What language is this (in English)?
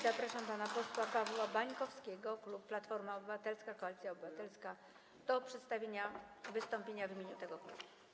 Polish